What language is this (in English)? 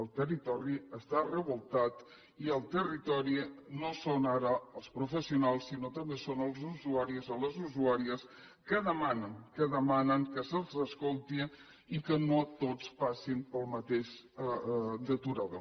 Catalan